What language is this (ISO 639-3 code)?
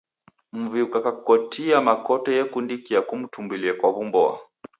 dav